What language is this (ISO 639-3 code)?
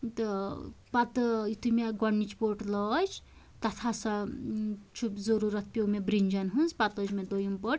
kas